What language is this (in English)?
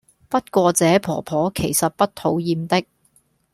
Cantonese